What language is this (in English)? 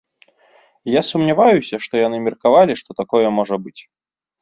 Belarusian